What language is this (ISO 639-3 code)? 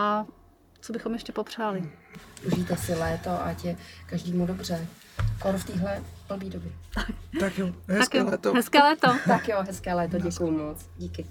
ces